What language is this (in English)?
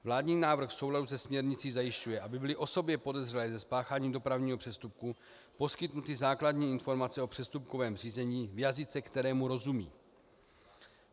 Czech